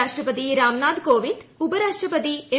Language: Malayalam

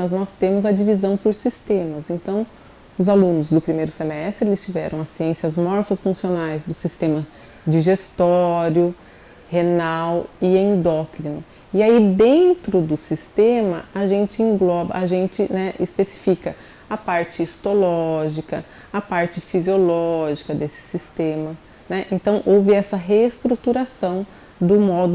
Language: Portuguese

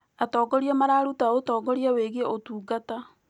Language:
Kikuyu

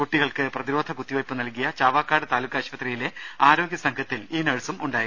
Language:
Malayalam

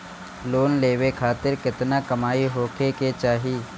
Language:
Bhojpuri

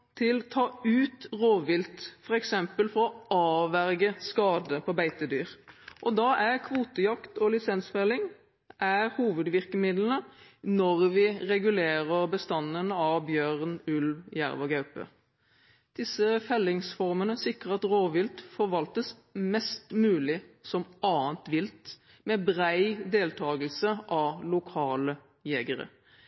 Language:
Norwegian Bokmål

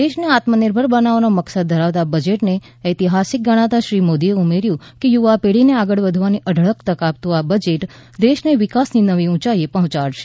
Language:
Gujarati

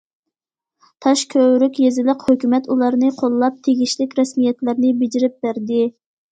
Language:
Uyghur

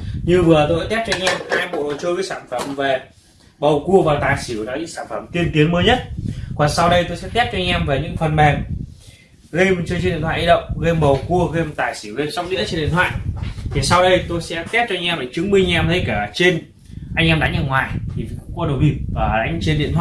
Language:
Vietnamese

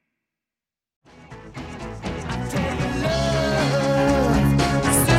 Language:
Italian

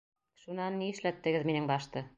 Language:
Bashkir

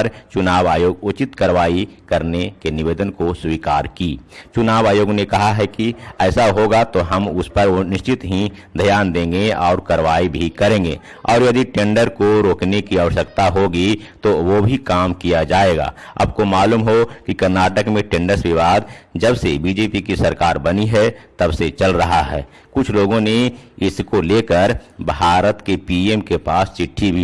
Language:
Hindi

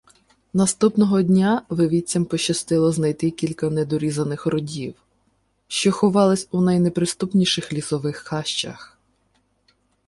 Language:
Ukrainian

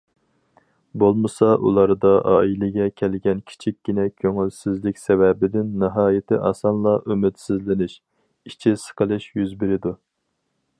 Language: Uyghur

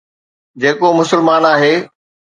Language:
Sindhi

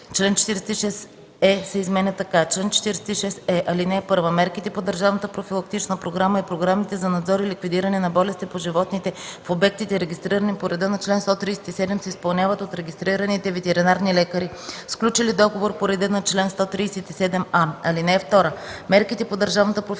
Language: Bulgarian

